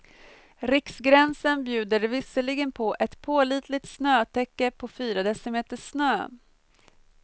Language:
Swedish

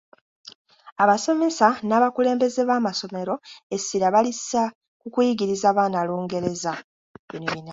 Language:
Ganda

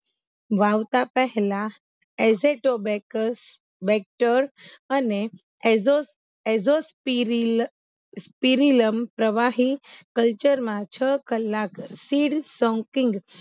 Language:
Gujarati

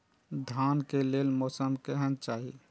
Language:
Maithili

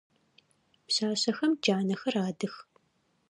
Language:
Adyghe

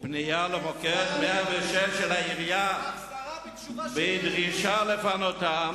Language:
Hebrew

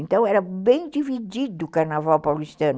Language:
Portuguese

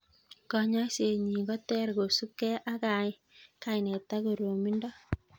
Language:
Kalenjin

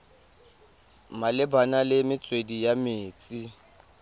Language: Tswana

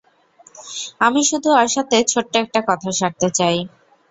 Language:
Bangla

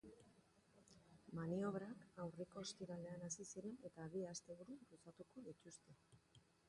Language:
Basque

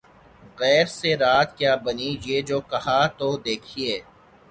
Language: Urdu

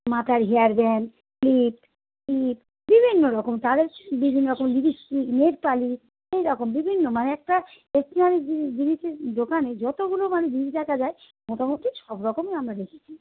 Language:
Bangla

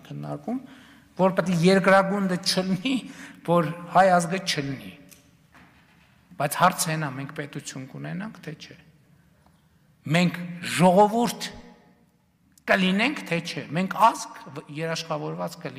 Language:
Romanian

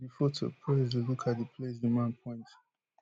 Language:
Nigerian Pidgin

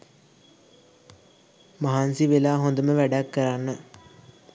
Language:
Sinhala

